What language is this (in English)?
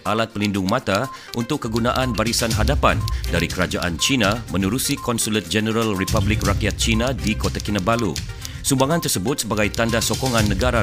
Malay